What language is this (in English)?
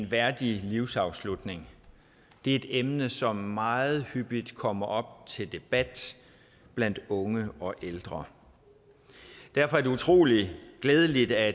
Danish